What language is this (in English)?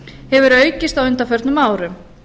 Icelandic